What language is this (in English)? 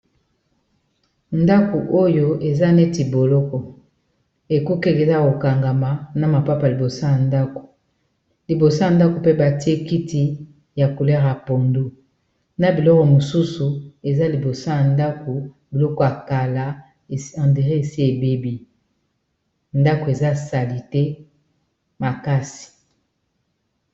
Lingala